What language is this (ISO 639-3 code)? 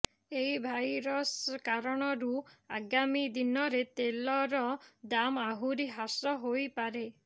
ori